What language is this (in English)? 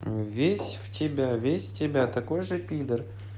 Russian